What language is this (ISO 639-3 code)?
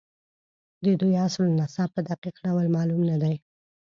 pus